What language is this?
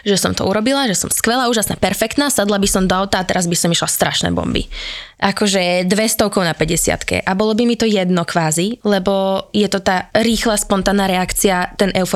Slovak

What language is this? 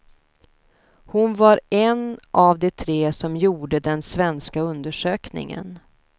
Swedish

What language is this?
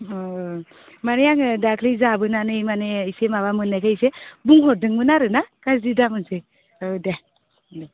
Bodo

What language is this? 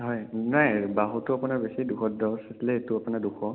Assamese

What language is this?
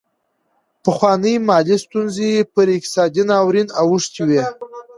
Pashto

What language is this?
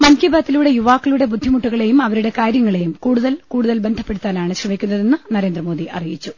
Malayalam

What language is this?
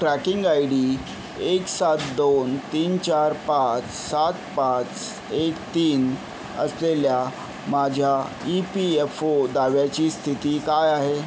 Marathi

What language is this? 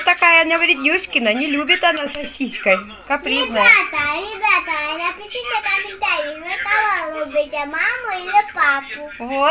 Russian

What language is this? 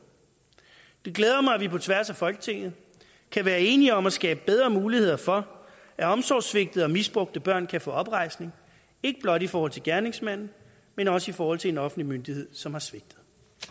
Danish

